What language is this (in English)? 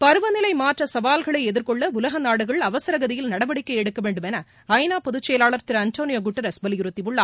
Tamil